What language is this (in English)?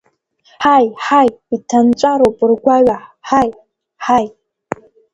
Abkhazian